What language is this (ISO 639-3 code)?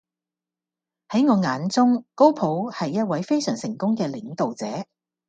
yue